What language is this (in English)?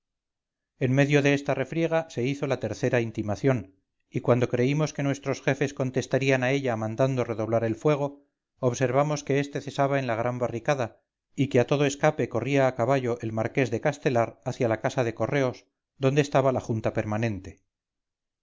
Spanish